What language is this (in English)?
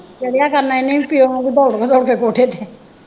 Punjabi